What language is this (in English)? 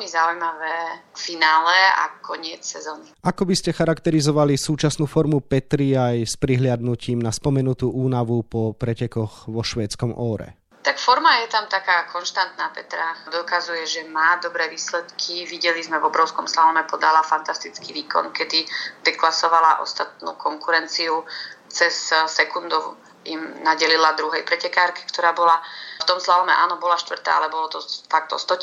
Slovak